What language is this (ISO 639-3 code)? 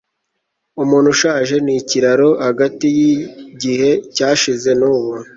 kin